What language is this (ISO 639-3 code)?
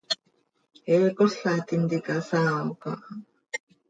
sei